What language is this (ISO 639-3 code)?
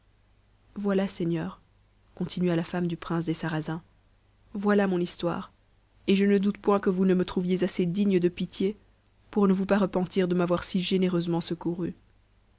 fra